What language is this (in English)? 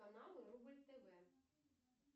Russian